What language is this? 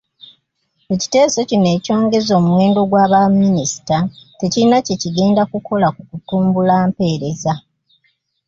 Ganda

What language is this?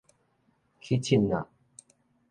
Min Nan Chinese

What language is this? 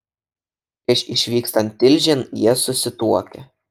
Lithuanian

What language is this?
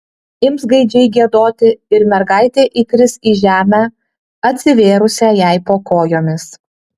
Lithuanian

